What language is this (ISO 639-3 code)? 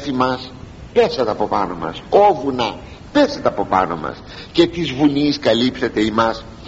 ell